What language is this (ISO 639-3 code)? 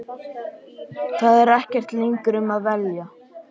isl